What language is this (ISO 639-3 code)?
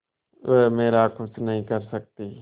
hin